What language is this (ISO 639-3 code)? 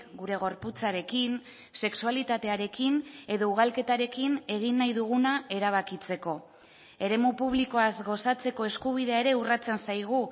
eus